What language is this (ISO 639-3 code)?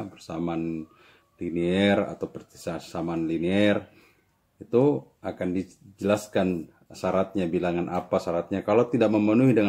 ind